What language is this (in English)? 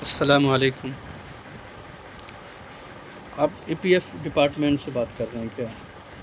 Urdu